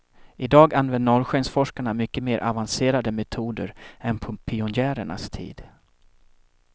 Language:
Swedish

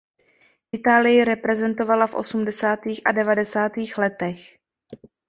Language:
Czech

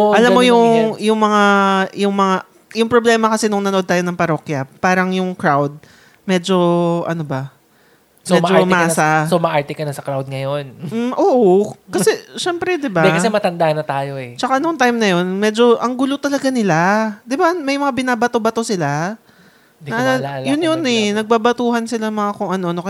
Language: Filipino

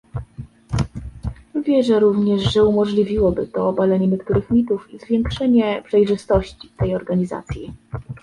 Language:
Polish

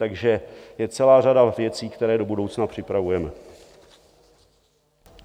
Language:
Czech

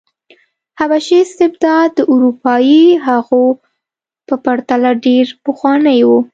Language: Pashto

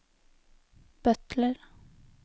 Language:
Norwegian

